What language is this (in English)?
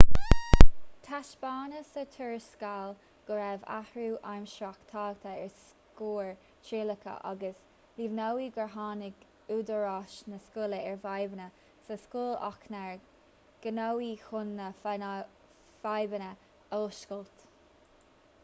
Irish